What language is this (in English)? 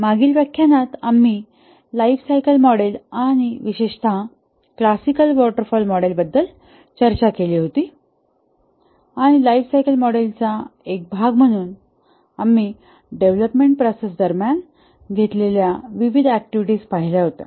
Marathi